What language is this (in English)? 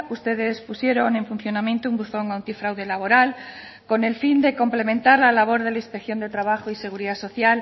Spanish